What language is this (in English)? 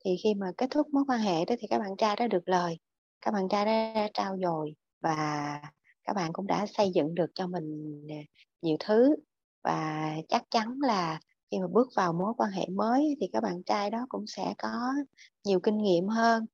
Vietnamese